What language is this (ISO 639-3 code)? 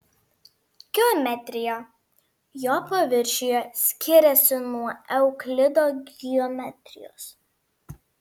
lit